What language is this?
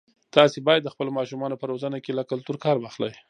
Pashto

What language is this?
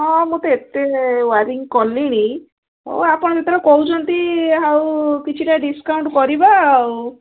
Odia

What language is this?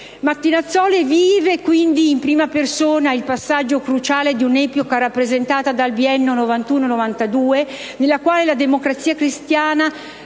Italian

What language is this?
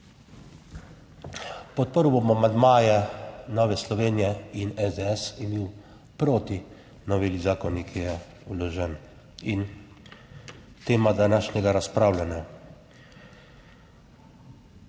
Slovenian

